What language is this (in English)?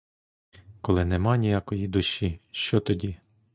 Ukrainian